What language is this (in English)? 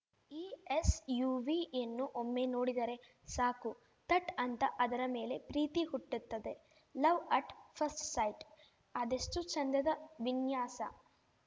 Kannada